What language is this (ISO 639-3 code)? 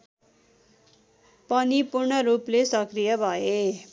nep